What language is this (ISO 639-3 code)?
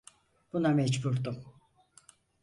tur